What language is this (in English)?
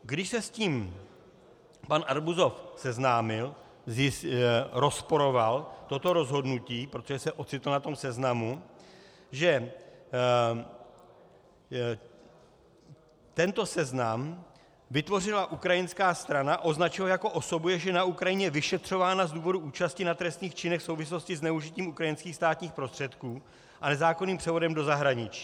Czech